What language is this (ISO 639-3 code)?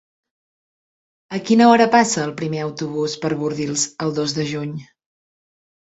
cat